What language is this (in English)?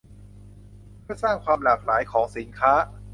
Thai